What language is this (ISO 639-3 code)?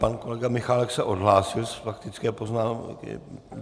ces